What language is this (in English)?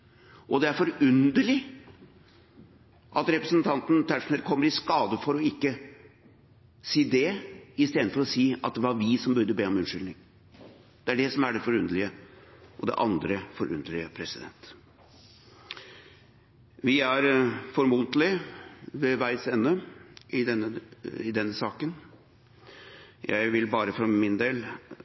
Norwegian Bokmål